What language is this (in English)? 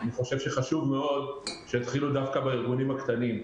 Hebrew